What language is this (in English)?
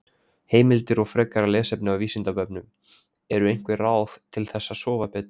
Icelandic